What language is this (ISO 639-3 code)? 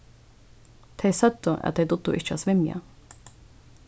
fao